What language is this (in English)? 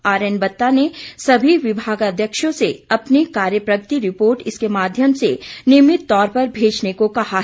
Hindi